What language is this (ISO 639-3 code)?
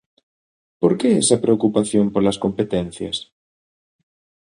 glg